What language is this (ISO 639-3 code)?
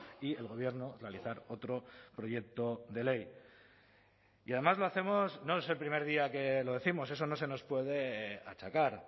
spa